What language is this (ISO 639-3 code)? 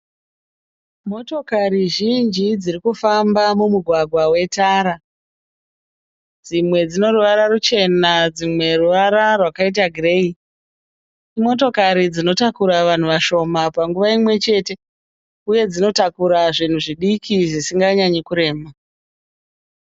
sna